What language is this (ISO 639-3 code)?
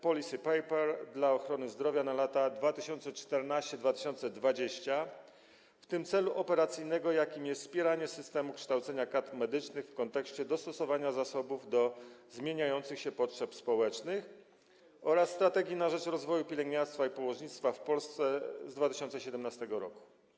pol